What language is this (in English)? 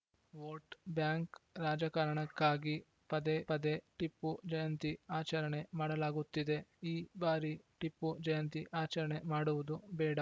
Kannada